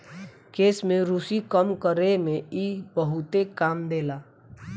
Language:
Bhojpuri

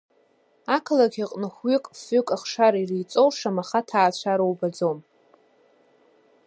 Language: Abkhazian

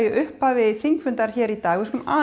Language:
Icelandic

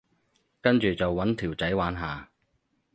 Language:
Cantonese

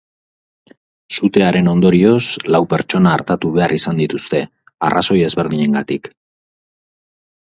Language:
Basque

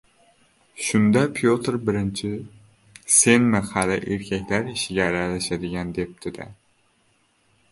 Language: Uzbek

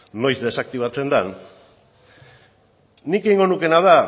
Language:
Basque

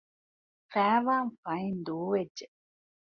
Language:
Divehi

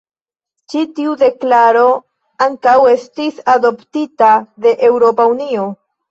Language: Esperanto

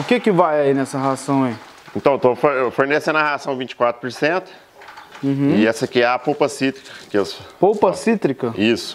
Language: Portuguese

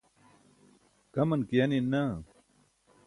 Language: Burushaski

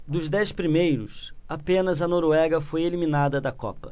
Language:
Portuguese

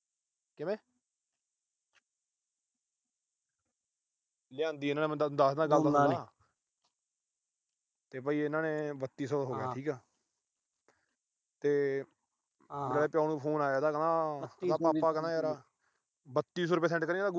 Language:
Punjabi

